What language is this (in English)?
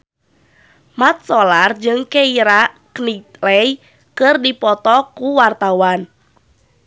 Sundanese